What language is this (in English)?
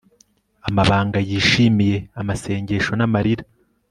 Kinyarwanda